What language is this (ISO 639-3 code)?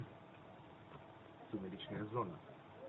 rus